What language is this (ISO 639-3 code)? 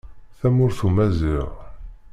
kab